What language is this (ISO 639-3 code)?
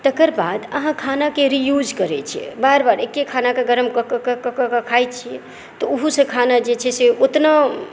mai